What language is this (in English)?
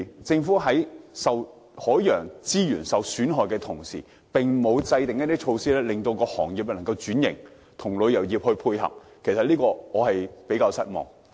Cantonese